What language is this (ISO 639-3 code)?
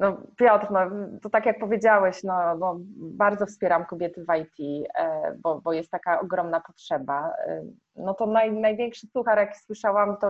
pol